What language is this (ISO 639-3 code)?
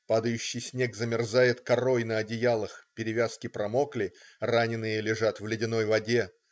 rus